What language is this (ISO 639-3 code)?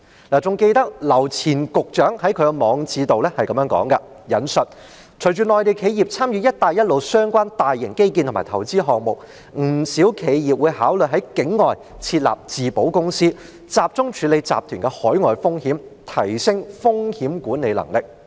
yue